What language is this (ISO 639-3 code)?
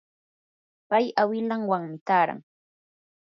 qur